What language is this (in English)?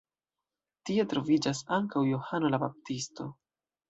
Esperanto